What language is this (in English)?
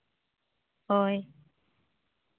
Santali